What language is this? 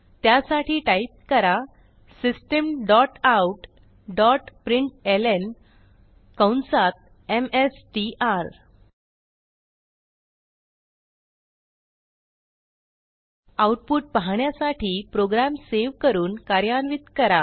Marathi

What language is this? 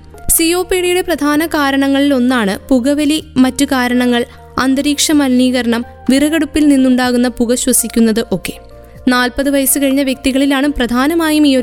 Malayalam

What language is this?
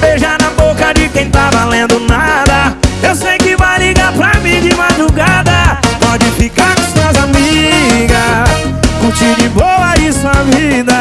Portuguese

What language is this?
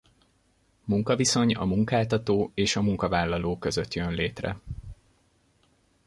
Hungarian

